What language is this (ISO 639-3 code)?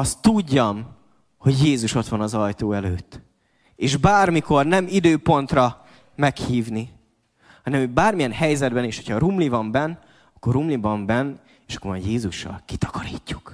hun